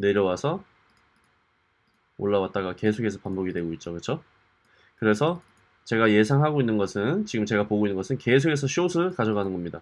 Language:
Korean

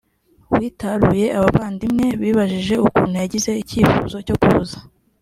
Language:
Kinyarwanda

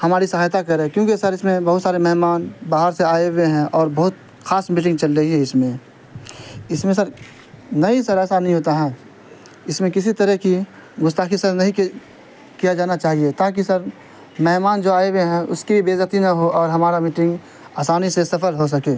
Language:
Urdu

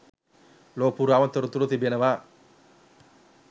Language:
Sinhala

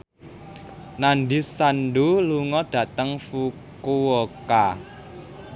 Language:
Javanese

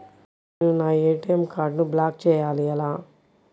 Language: Telugu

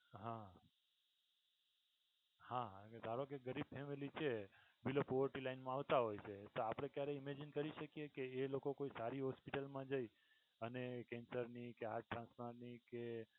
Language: Gujarati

